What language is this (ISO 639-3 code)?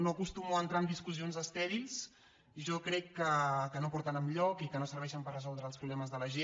cat